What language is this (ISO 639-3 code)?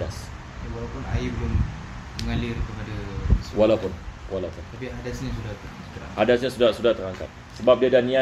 msa